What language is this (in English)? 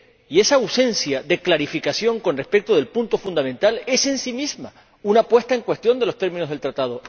Spanish